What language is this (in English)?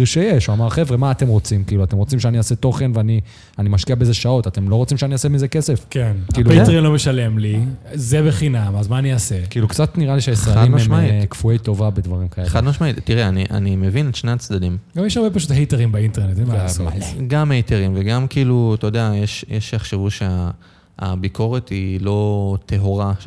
Hebrew